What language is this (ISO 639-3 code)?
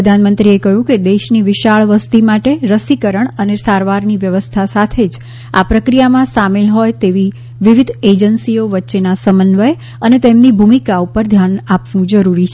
guj